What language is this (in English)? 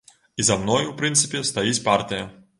Belarusian